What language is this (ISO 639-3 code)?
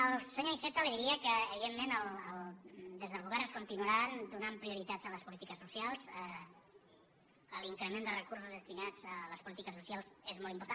cat